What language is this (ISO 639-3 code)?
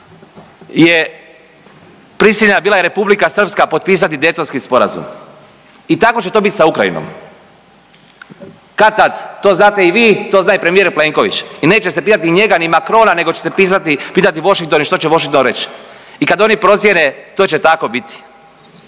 hrv